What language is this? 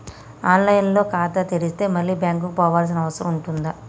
Telugu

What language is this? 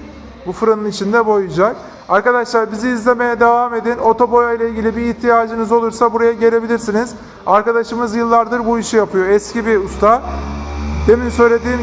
Turkish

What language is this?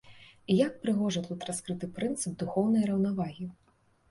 Belarusian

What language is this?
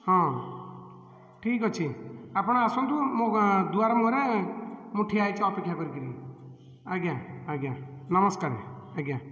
Odia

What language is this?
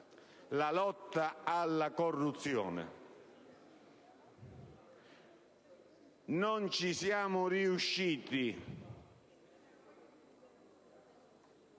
Italian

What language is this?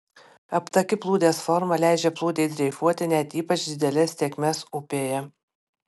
Lithuanian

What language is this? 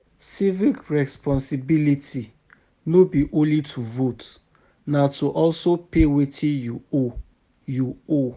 Nigerian Pidgin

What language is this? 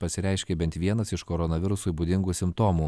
Lithuanian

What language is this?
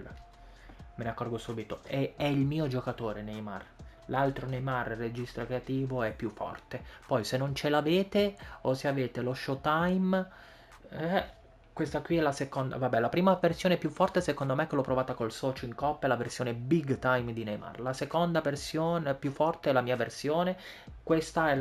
Italian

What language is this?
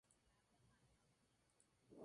Spanish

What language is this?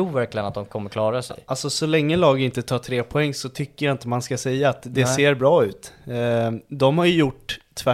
Swedish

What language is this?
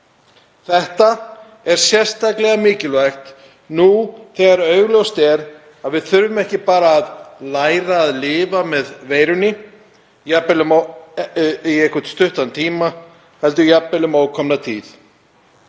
Icelandic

